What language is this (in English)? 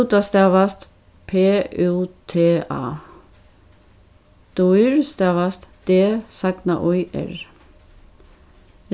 Faroese